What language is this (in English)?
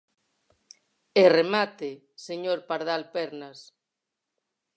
Galician